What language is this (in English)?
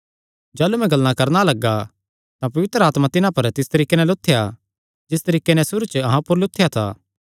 Kangri